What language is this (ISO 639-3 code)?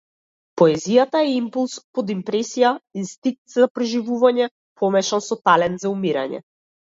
mkd